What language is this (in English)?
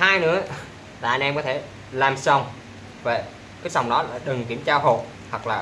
Vietnamese